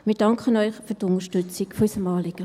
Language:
Swiss German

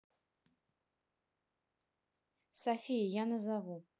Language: Russian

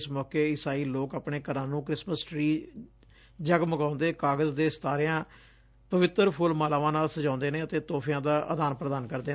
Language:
Punjabi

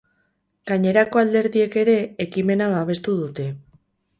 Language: Basque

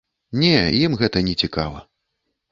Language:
Belarusian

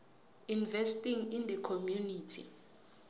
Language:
South Ndebele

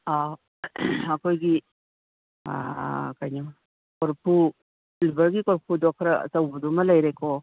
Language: Manipuri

